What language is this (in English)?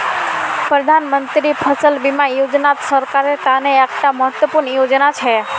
Magahi